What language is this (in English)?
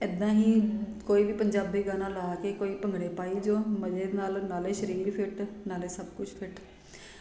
Punjabi